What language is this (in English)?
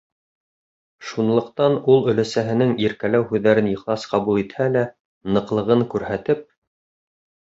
Bashkir